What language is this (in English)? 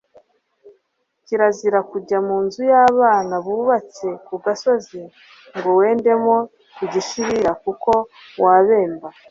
Kinyarwanda